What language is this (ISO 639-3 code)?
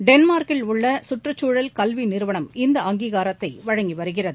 tam